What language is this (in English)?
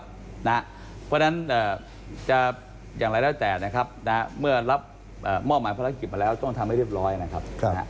Thai